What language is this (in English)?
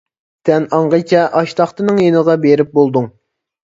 Uyghur